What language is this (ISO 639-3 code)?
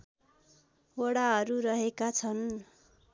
nep